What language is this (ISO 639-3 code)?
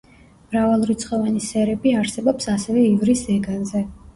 kat